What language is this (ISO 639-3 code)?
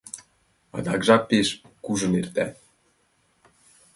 chm